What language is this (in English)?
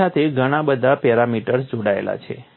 Gujarati